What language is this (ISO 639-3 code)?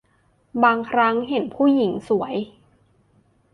tha